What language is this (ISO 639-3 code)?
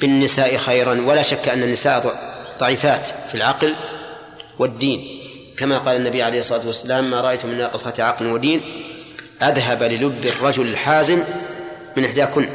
ara